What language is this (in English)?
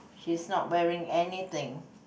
English